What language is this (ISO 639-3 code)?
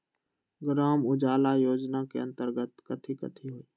mag